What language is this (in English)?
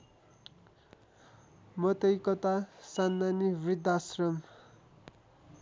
Nepali